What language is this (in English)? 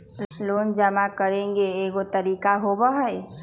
Magahi